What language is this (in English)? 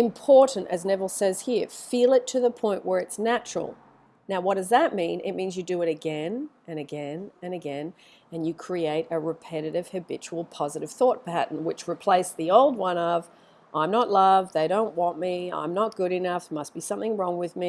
English